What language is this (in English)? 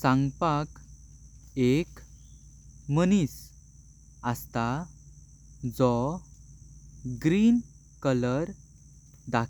Konkani